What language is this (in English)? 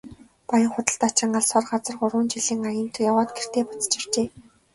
Mongolian